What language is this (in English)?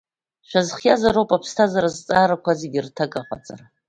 Abkhazian